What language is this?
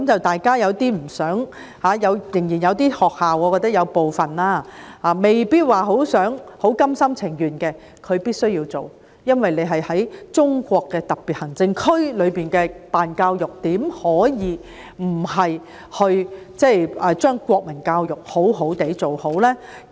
Cantonese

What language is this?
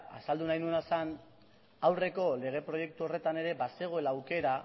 Basque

